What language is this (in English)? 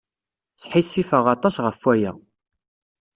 Kabyle